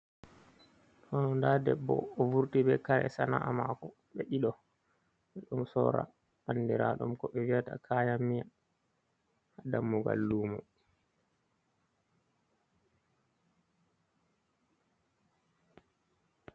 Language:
Fula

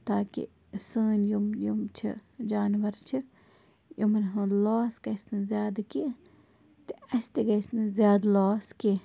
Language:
Kashmiri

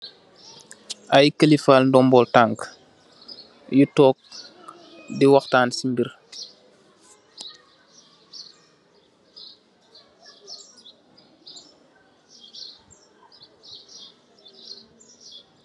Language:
Wolof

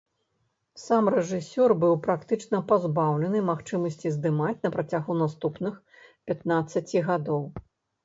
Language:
Belarusian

